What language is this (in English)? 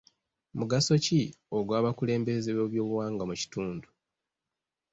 Ganda